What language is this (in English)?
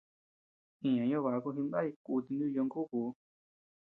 Tepeuxila Cuicatec